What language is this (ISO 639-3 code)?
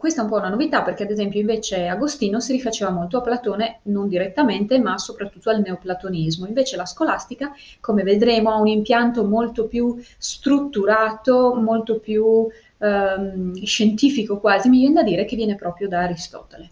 ita